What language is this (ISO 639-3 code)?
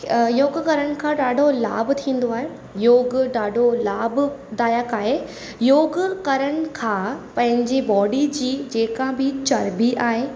snd